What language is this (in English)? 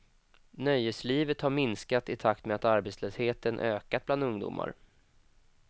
Swedish